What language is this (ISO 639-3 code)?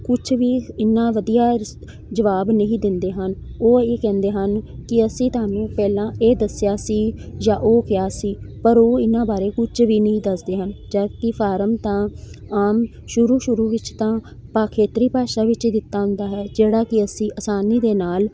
pan